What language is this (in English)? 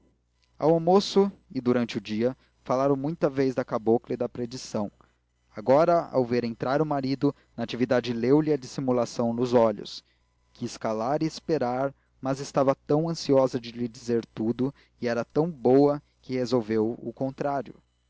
Portuguese